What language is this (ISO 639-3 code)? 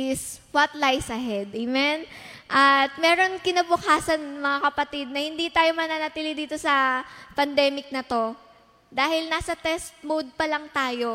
fil